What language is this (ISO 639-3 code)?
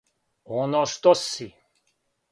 srp